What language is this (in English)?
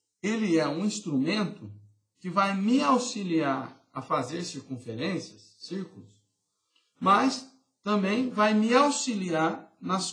Portuguese